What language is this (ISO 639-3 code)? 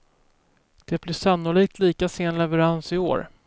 swe